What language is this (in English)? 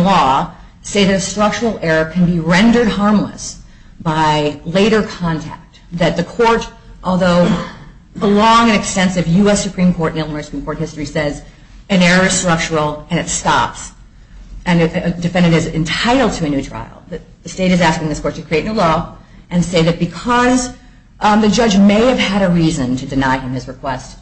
English